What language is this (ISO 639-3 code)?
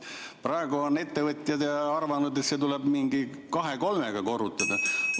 est